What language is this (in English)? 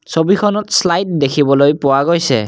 Assamese